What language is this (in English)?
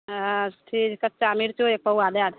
Maithili